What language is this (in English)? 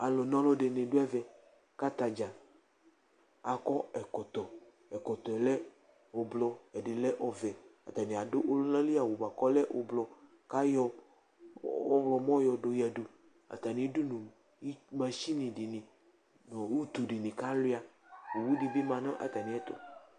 Ikposo